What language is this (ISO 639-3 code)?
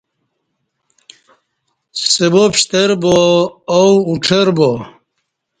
bsh